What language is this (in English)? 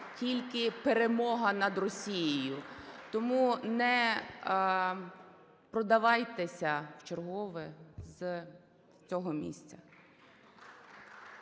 Ukrainian